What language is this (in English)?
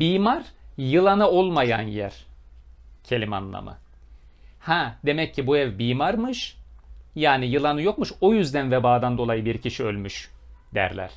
Turkish